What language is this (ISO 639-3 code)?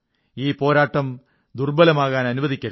mal